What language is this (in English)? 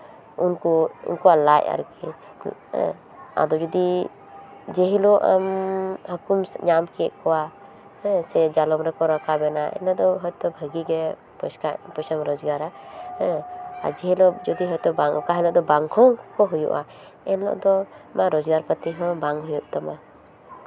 Santali